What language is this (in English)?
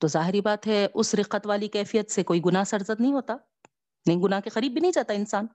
Urdu